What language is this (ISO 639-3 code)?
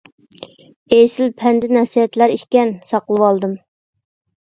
uig